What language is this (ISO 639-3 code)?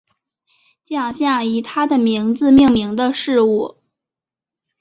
zho